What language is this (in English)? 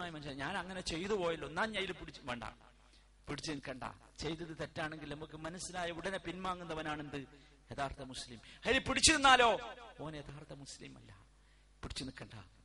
Malayalam